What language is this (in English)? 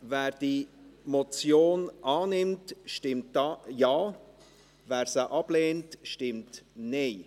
Swiss German